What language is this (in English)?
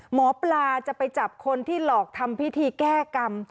Thai